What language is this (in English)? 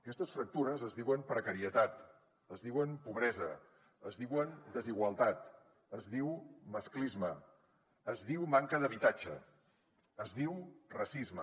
Catalan